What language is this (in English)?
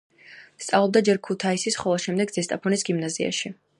Georgian